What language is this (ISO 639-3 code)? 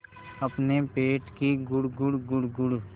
hin